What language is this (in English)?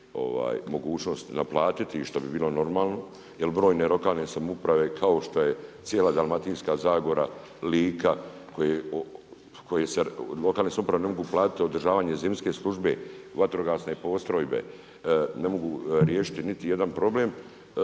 Croatian